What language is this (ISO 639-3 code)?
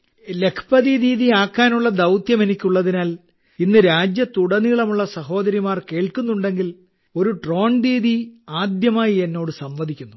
mal